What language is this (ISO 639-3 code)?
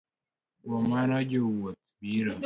luo